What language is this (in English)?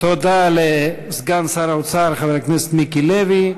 Hebrew